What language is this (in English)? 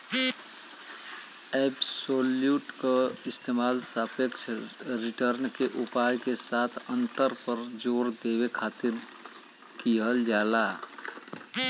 Bhojpuri